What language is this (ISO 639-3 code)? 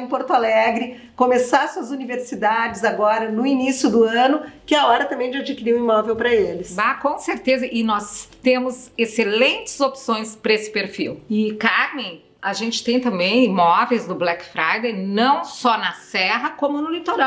por